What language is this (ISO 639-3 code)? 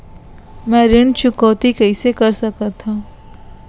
hne